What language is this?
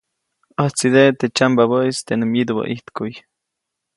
Copainalá Zoque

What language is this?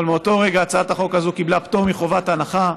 Hebrew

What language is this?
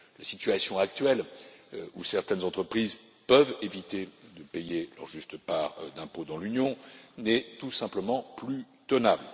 French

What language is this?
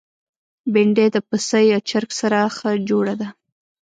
Pashto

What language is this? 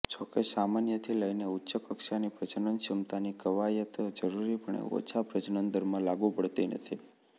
Gujarati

